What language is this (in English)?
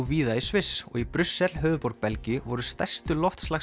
Icelandic